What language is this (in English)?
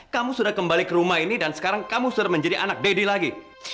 Indonesian